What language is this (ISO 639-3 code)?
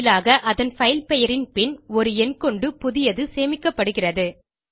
tam